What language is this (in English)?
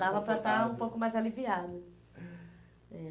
Portuguese